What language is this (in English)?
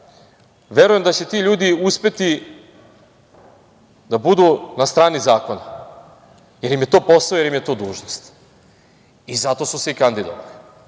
Serbian